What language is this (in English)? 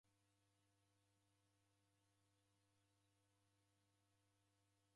Taita